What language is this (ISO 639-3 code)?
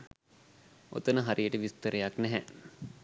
sin